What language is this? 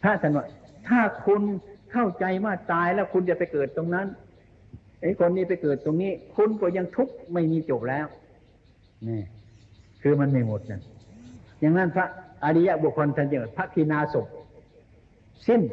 Thai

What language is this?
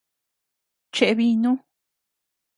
Tepeuxila Cuicatec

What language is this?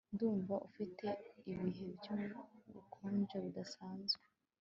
Kinyarwanda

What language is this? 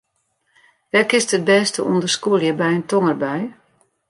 Western Frisian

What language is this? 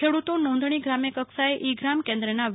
Gujarati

